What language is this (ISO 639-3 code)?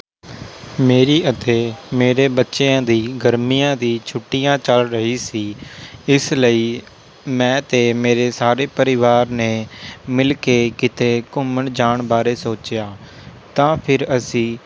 pan